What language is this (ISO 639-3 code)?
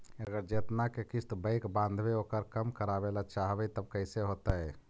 mag